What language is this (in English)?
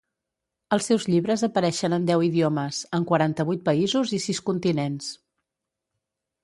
Catalan